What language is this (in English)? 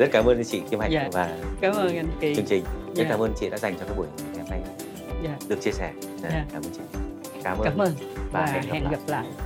Vietnamese